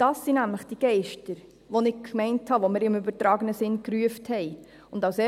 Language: Swiss German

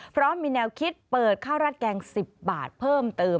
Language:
Thai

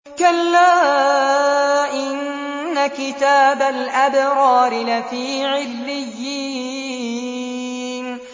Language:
Arabic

